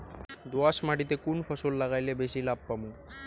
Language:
Bangla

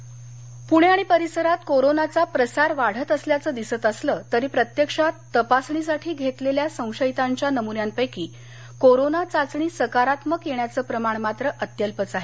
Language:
Marathi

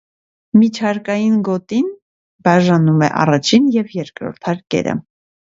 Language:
Armenian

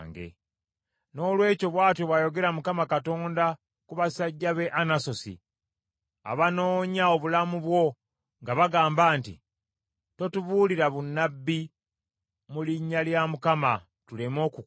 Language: Ganda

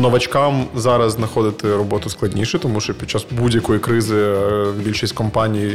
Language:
Ukrainian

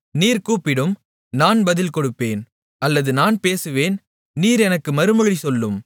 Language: Tamil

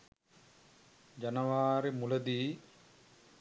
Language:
Sinhala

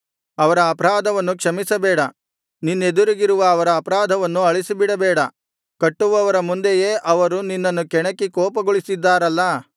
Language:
Kannada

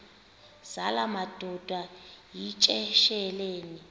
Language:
Xhosa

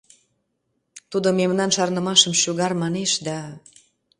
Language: Mari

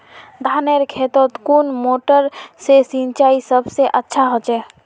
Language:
Magahi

